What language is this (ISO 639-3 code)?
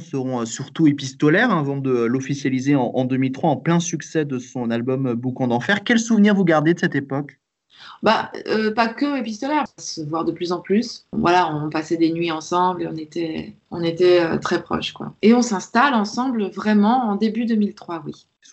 fra